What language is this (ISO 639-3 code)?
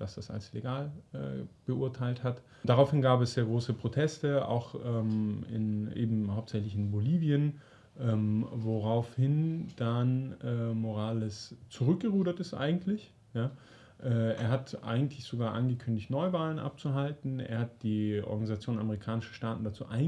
deu